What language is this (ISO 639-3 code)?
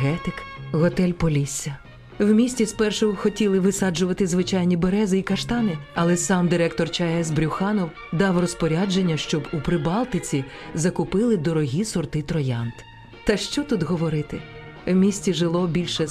ukr